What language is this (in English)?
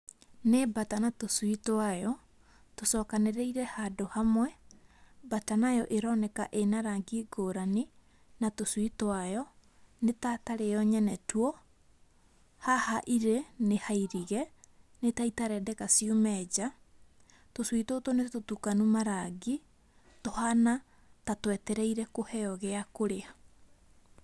Kikuyu